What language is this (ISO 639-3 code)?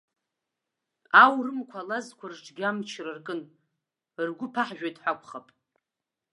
abk